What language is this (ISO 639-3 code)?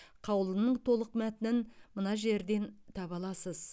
kaz